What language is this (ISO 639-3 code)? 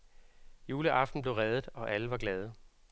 dan